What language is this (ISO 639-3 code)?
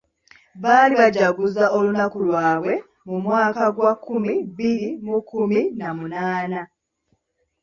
lug